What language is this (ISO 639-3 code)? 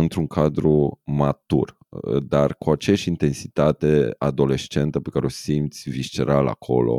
ron